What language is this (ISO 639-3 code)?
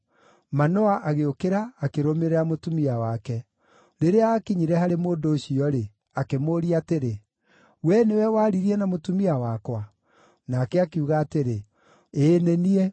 kik